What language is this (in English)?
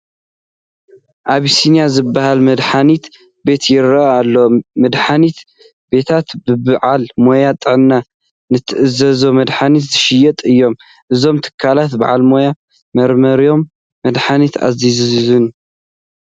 Tigrinya